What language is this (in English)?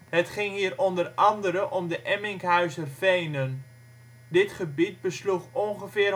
Dutch